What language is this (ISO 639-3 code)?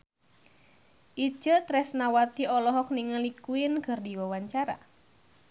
sun